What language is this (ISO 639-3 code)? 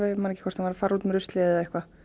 isl